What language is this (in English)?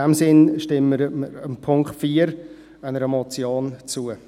Swiss German